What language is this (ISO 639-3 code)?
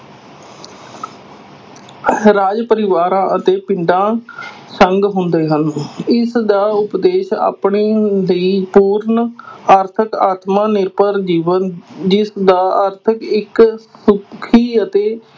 pan